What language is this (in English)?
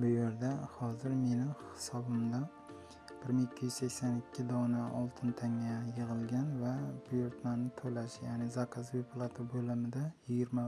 Turkish